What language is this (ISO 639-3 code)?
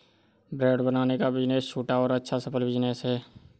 hin